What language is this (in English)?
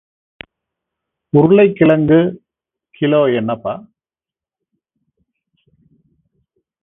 Tamil